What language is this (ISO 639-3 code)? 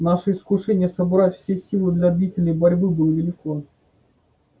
rus